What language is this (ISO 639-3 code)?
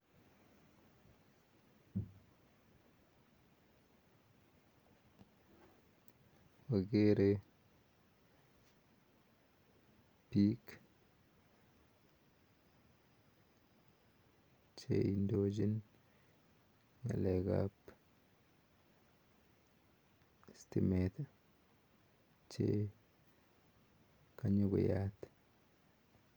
kln